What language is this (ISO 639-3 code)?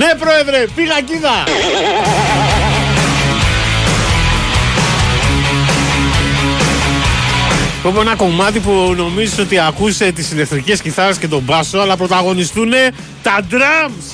ell